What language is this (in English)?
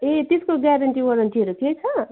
Nepali